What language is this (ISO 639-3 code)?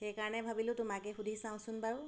asm